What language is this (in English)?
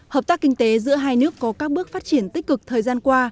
Vietnamese